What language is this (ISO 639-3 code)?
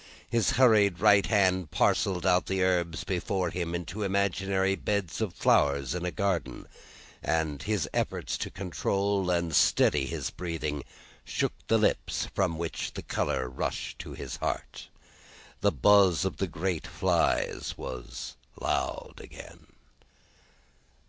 eng